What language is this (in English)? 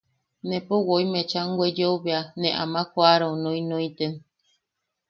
Yaqui